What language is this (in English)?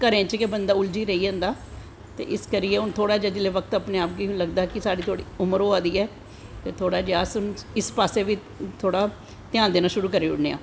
Dogri